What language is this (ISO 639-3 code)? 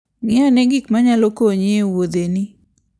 luo